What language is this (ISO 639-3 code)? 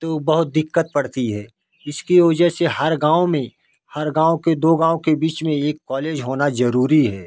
hin